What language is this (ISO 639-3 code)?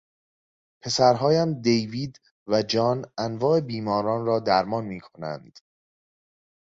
fas